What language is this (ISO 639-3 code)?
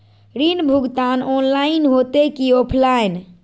mag